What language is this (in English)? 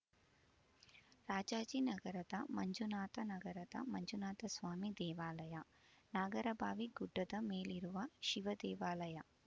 Kannada